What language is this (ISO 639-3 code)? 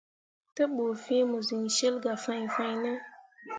mua